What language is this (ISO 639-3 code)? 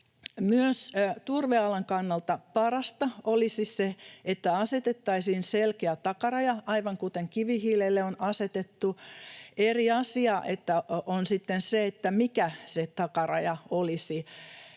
fin